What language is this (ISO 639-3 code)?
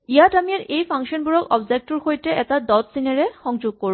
asm